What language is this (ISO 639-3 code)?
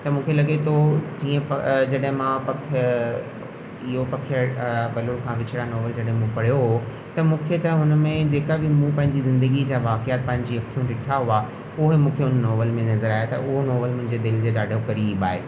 snd